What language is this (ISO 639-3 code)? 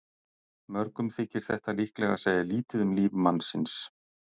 isl